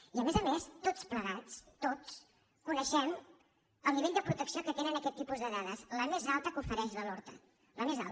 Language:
Catalan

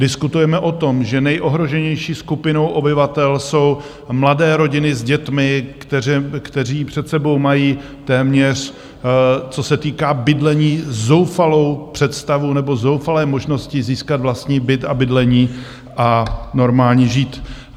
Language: Czech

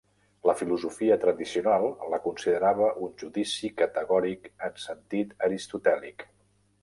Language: Catalan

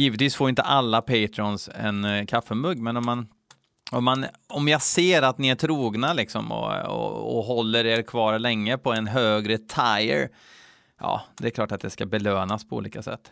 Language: Swedish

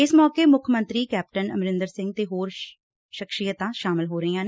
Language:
Punjabi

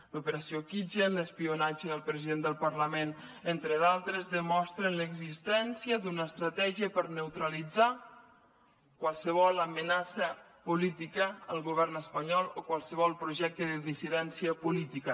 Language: Catalan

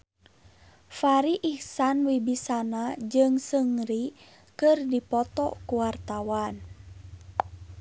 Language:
Sundanese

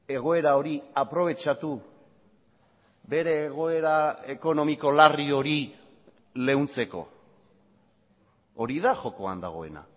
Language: Basque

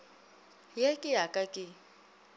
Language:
Northern Sotho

